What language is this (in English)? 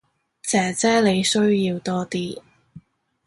Cantonese